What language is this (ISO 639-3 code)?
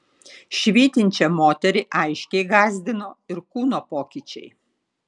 lit